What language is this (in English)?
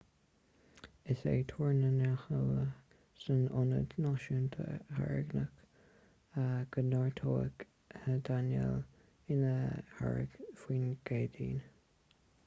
Irish